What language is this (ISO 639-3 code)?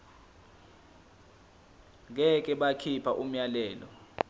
zul